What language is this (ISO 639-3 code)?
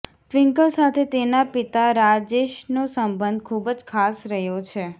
guj